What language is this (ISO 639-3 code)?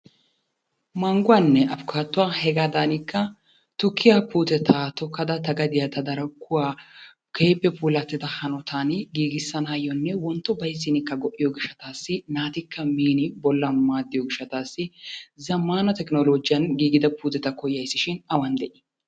wal